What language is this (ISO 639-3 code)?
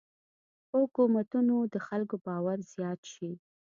pus